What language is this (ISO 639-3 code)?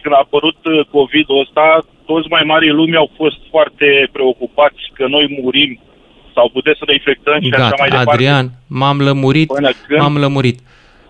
ron